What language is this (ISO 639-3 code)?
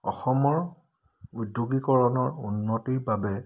asm